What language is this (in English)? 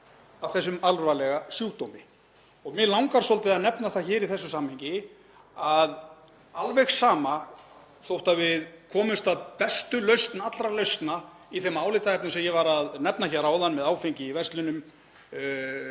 Icelandic